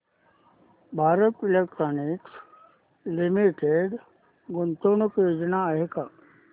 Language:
Marathi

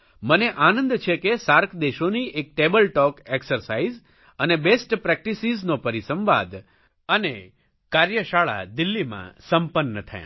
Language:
Gujarati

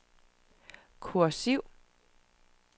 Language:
Danish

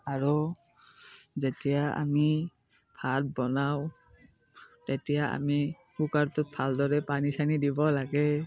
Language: Assamese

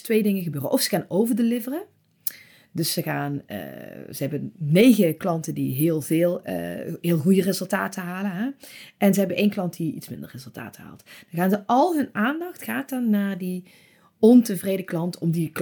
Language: Dutch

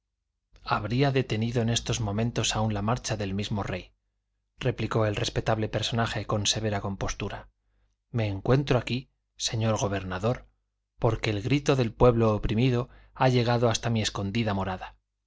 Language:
Spanish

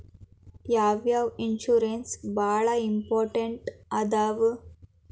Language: Kannada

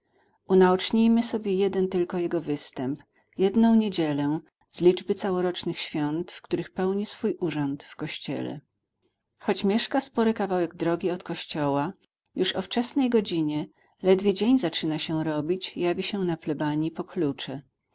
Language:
Polish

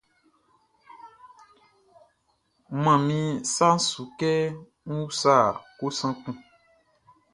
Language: Baoulé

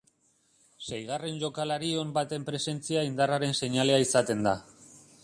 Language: Basque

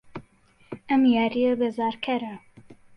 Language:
Central Kurdish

